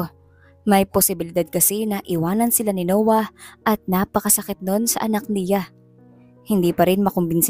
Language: Filipino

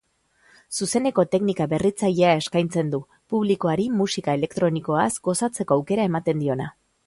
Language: Basque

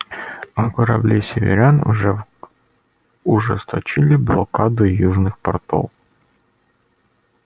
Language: Russian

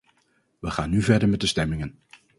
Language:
Dutch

